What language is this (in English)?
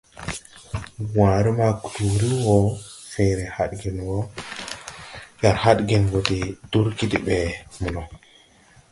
Tupuri